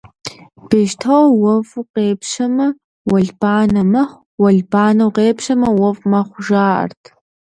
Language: Kabardian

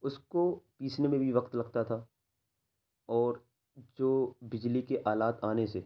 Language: Urdu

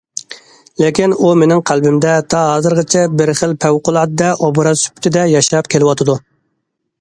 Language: Uyghur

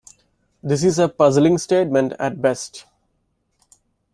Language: English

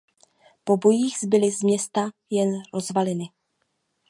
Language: Czech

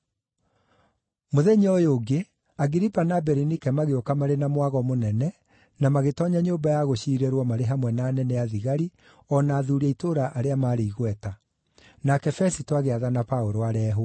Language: Kikuyu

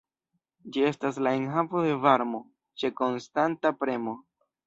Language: Esperanto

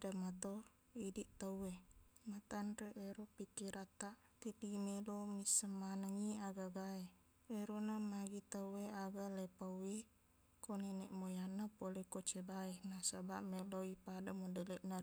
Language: Buginese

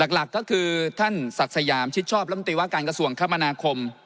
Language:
Thai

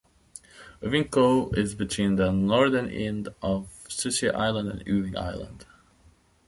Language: English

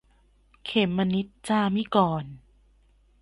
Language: Thai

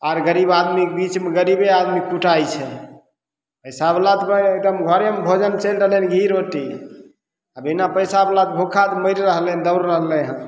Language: Maithili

